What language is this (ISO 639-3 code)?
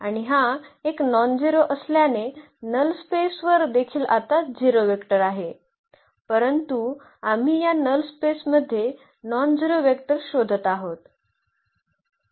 mar